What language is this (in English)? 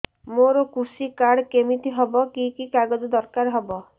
Odia